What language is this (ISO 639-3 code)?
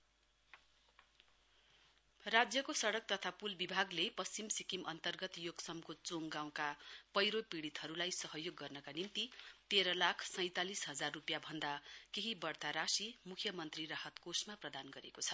nep